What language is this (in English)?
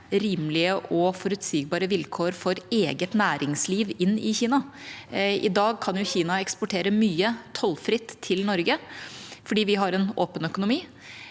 Norwegian